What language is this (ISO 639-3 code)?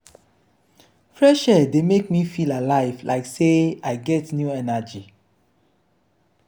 pcm